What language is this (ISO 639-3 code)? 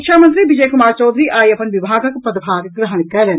mai